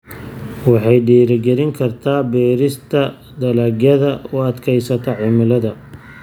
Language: Somali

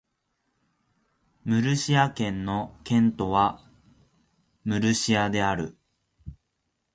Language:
Japanese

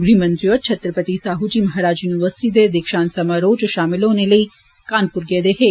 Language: Dogri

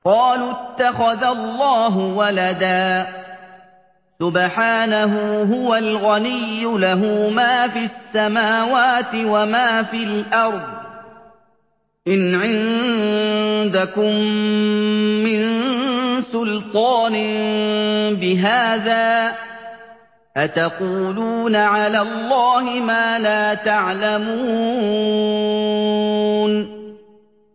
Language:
Arabic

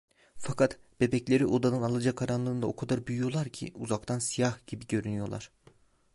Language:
Turkish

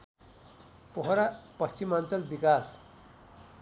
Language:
Nepali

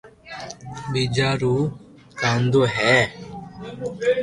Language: Loarki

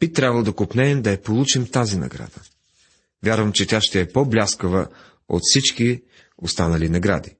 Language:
Bulgarian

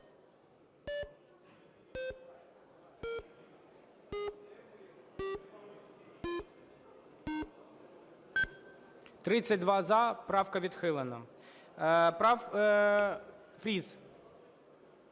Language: Ukrainian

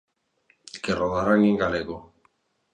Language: Galician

